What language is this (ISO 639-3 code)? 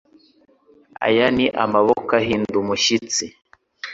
kin